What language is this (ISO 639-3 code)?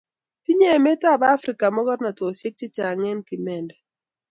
kln